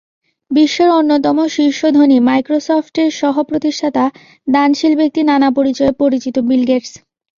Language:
Bangla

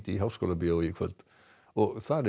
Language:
Icelandic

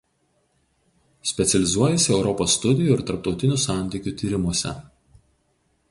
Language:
Lithuanian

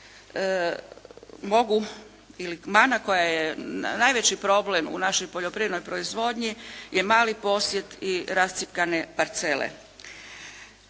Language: Croatian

